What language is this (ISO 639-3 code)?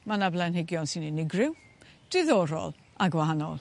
cym